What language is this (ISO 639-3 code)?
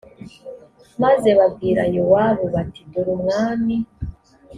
kin